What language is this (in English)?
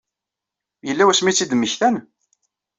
Kabyle